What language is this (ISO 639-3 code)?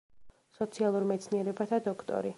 kat